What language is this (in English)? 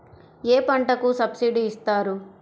Telugu